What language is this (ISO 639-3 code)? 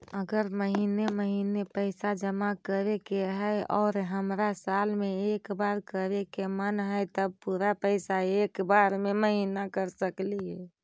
mag